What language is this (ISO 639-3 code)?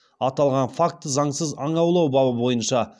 kaz